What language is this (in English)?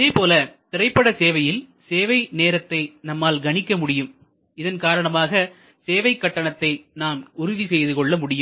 Tamil